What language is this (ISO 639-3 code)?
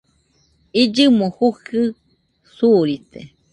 hux